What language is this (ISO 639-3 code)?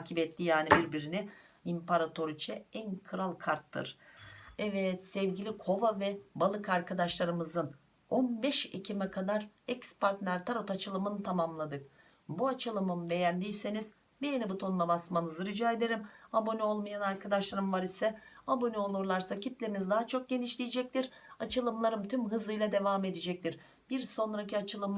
tur